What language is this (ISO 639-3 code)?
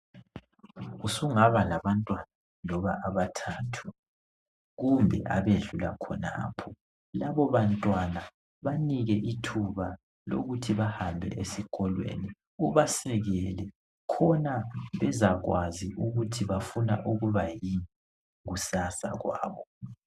nde